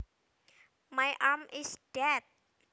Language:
Javanese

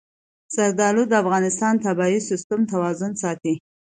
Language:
Pashto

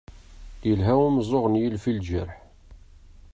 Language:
Kabyle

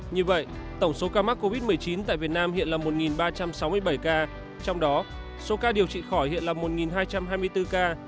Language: Vietnamese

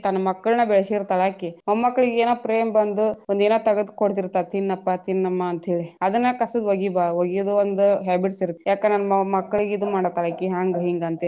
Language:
Kannada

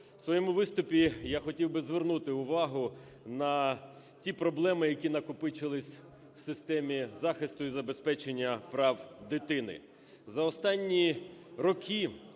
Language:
Ukrainian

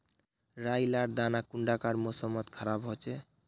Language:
Magahi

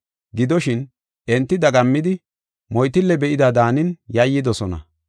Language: Gofa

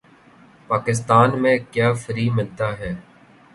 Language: Urdu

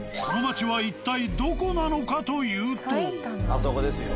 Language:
Japanese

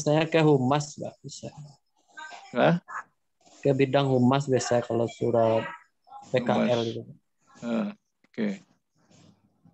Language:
Indonesian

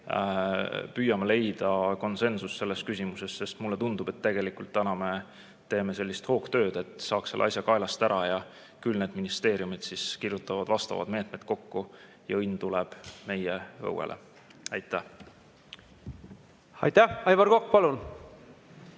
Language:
Estonian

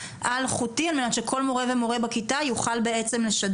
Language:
Hebrew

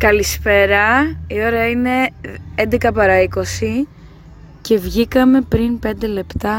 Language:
Greek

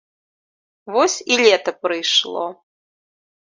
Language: Belarusian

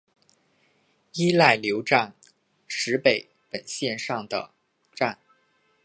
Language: Chinese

